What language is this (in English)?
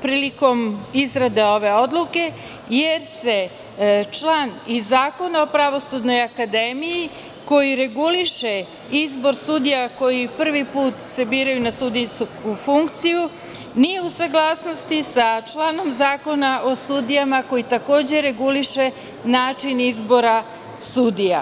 Serbian